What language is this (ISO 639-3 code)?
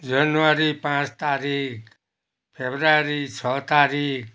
nep